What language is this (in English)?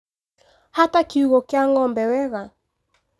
Kikuyu